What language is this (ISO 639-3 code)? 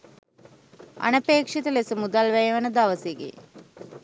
sin